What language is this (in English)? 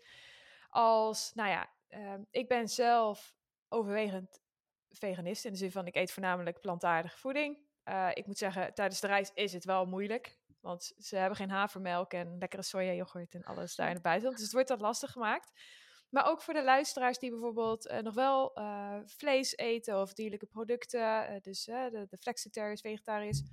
Dutch